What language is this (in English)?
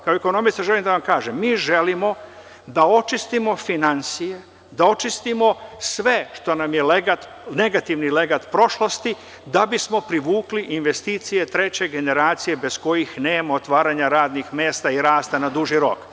Serbian